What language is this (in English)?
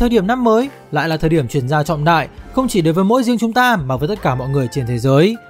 Vietnamese